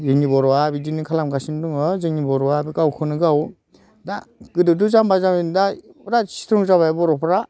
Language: Bodo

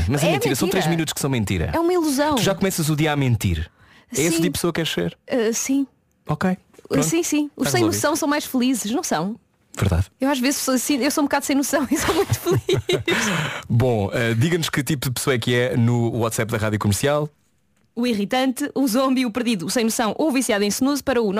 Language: Portuguese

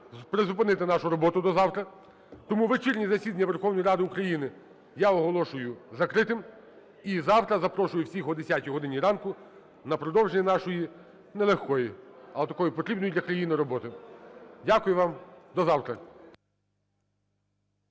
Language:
Ukrainian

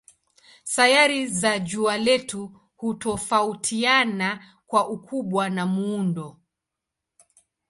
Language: Swahili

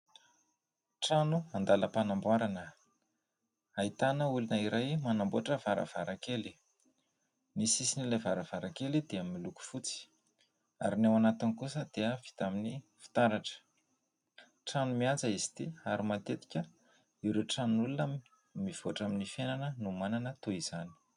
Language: Malagasy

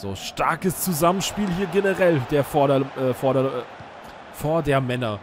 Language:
German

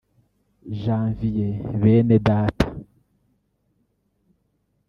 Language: Kinyarwanda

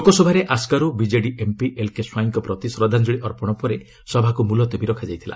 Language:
Odia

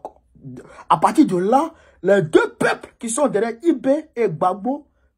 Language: French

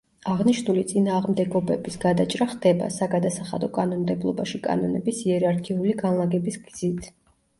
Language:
Georgian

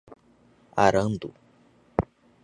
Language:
Portuguese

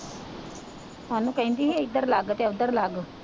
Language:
Punjabi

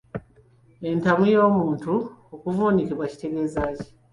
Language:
Ganda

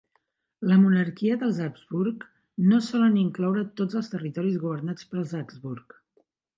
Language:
Catalan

